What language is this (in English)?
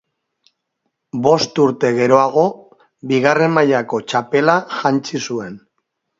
Basque